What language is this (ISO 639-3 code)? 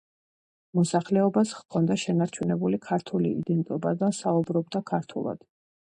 kat